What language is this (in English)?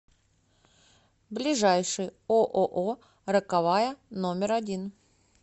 Russian